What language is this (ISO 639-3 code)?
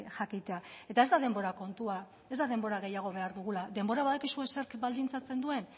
eus